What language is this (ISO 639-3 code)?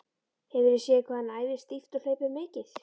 isl